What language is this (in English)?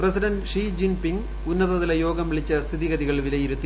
Malayalam